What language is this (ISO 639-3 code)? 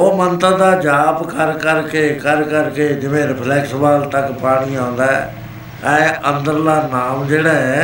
pan